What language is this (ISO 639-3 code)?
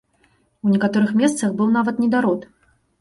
bel